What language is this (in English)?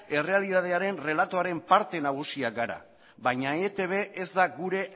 Basque